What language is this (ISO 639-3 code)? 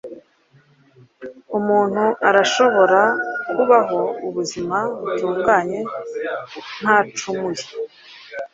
kin